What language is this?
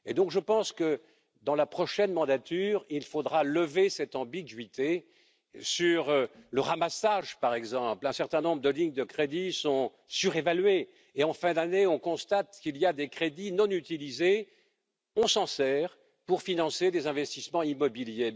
French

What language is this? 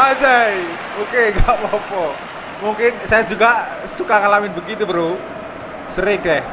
Indonesian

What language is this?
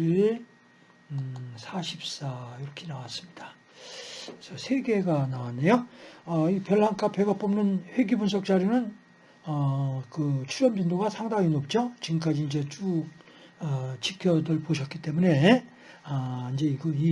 Korean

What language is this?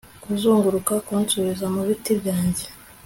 Kinyarwanda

